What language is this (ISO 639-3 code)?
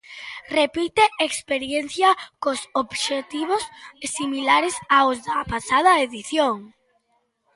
glg